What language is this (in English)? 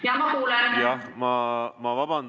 Estonian